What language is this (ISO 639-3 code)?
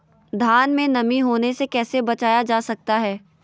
mag